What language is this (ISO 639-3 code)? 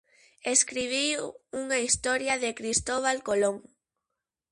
glg